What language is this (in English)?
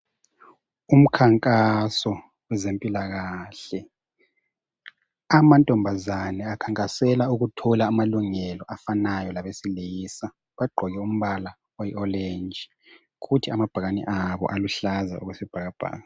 North Ndebele